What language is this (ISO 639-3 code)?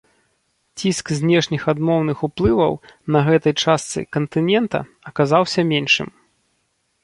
bel